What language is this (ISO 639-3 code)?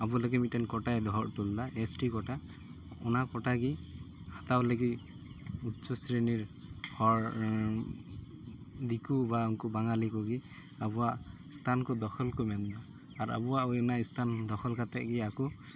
sat